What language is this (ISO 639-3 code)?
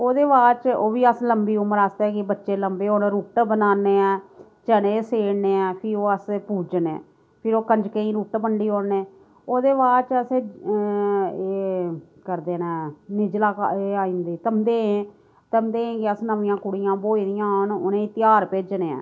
doi